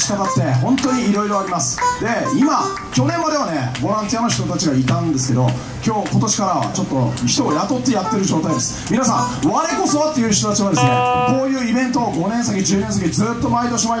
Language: Japanese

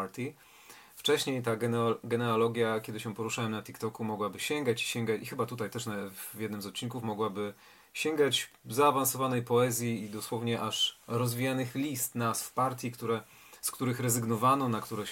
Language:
Polish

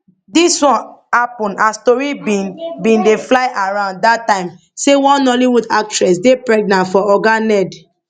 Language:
Nigerian Pidgin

